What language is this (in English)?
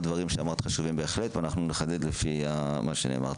Hebrew